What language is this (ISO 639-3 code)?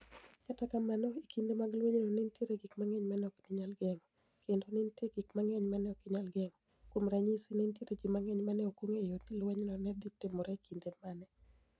luo